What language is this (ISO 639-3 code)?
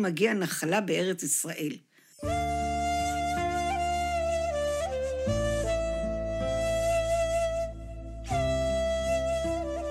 heb